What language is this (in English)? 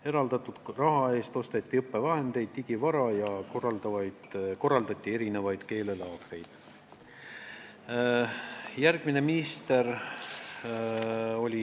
Estonian